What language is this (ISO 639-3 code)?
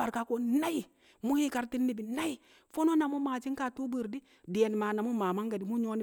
kcq